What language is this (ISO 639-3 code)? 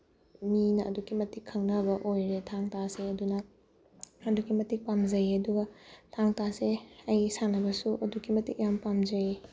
mni